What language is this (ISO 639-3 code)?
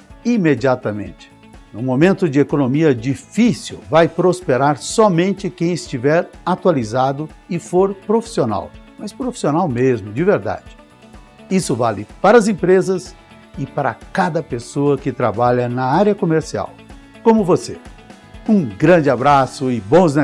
por